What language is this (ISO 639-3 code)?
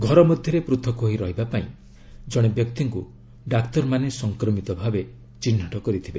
ori